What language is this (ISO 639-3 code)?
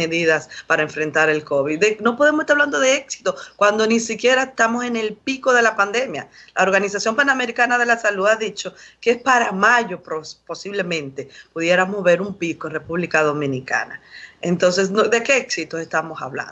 spa